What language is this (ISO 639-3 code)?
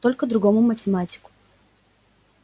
rus